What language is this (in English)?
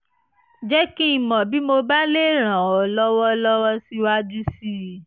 Yoruba